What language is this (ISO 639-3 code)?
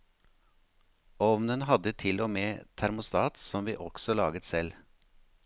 nor